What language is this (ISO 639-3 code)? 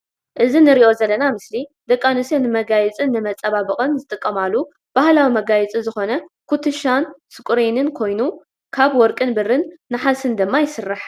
tir